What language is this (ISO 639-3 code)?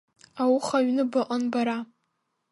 abk